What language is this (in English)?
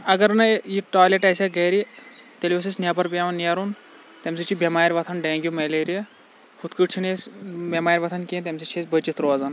Kashmiri